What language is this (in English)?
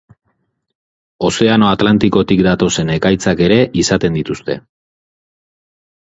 Basque